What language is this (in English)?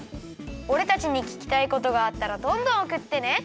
Japanese